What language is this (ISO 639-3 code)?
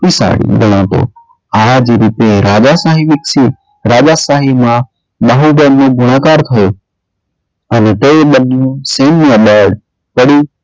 guj